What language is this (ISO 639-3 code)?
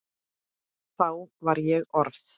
isl